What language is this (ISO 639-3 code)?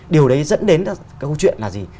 vie